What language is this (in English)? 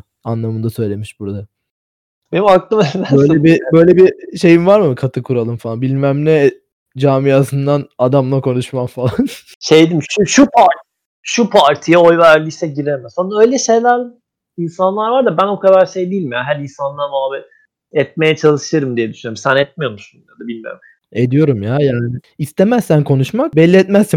Turkish